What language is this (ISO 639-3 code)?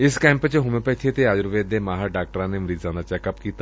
pan